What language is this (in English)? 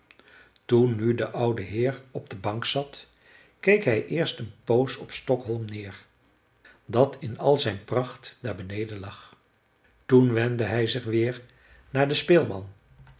Dutch